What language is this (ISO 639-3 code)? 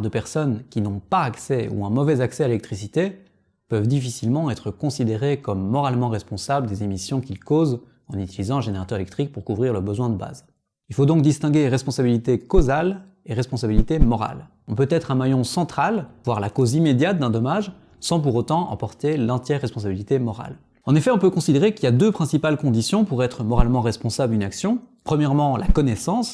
fra